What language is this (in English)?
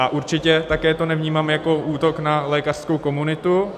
Czech